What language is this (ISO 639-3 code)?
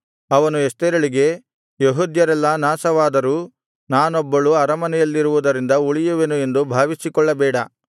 kan